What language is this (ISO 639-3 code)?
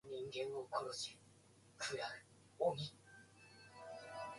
jpn